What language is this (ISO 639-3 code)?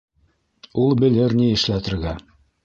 bak